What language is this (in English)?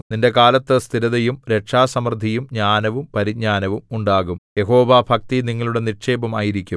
Malayalam